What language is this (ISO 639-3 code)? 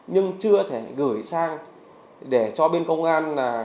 vie